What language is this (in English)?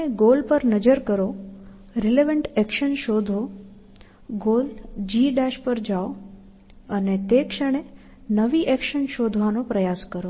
Gujarati